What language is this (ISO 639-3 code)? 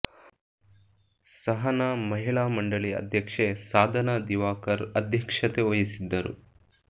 kan